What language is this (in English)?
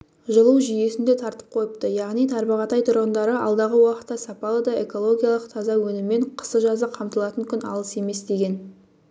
Kazakh